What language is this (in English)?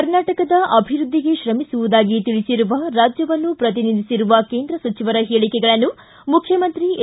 Kannada